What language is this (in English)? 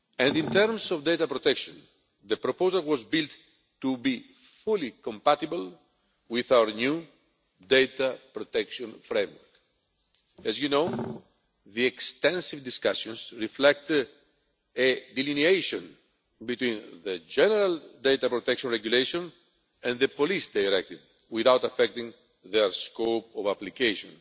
English